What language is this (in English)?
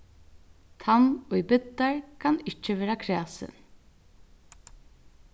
Faroese